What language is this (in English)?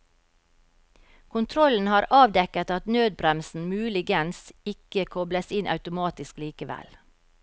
Norwegian